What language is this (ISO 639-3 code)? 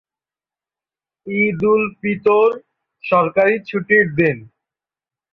ben